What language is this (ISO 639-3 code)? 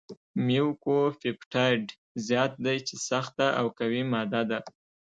pus